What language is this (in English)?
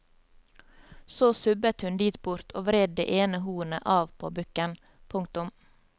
Norwegian